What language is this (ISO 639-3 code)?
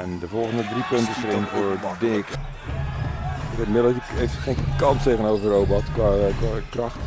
nld